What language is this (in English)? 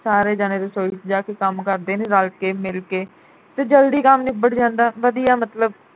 Punjabi